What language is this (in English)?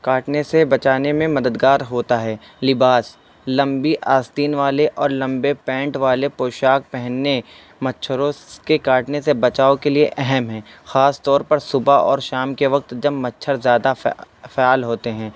Urdu